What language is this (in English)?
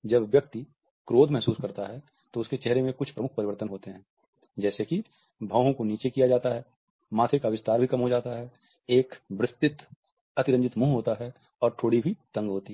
Hindi